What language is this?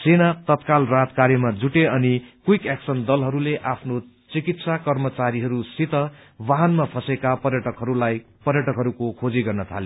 Nepali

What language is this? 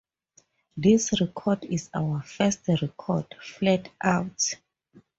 English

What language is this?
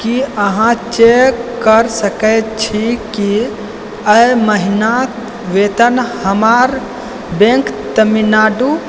Maithili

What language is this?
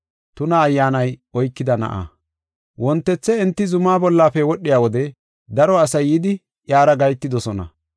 Gofa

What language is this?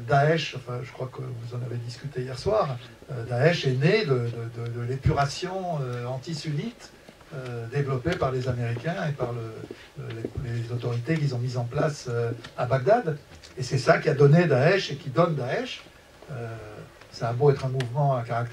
French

